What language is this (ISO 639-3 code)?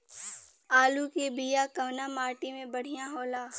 bho